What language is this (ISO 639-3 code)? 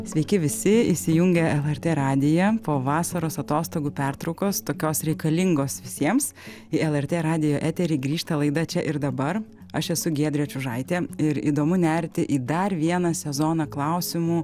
lit